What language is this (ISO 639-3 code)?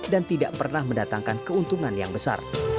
ind